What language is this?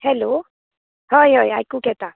Konkani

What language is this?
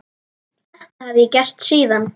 Icelandic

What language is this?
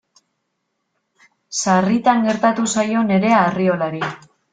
Basque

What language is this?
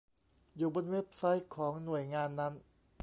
Thai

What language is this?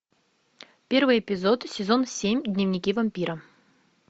Russian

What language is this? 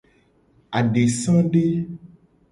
Gen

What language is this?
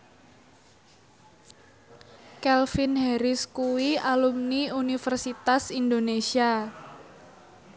Javanese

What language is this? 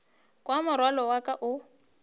Northern Sotho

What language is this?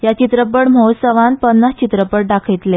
Konkani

